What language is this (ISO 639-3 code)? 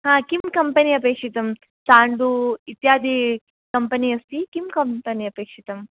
san